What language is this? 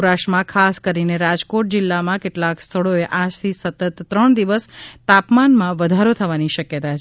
Gujarati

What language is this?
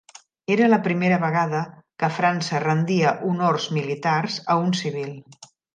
Catalan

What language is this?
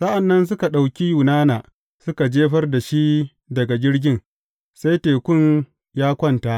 Hausa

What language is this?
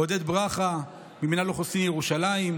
Hebrew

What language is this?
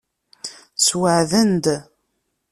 Kabyle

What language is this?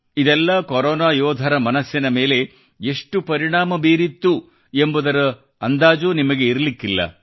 Kannada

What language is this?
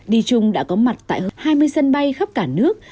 Vietnamese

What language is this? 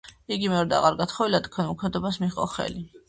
Georgian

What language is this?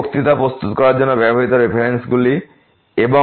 Bangla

